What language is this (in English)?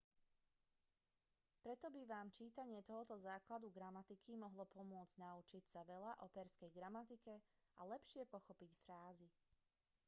Slovak